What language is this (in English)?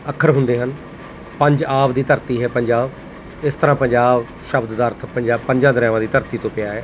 Punjabi